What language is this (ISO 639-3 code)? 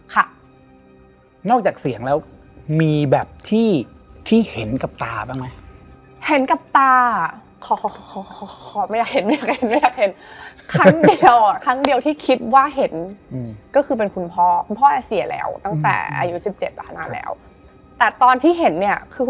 tha